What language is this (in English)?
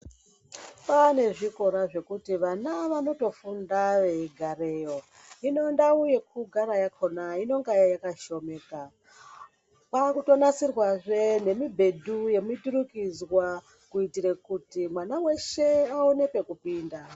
Ndau